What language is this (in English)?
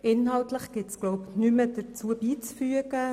Swiss German